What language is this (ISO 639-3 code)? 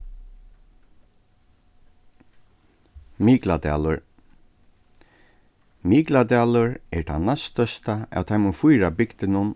fao